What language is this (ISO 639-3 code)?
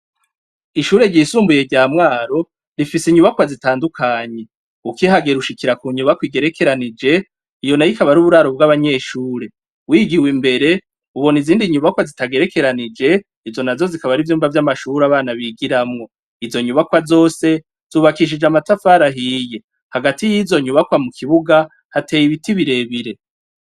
run